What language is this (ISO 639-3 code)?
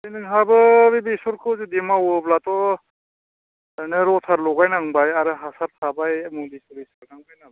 brx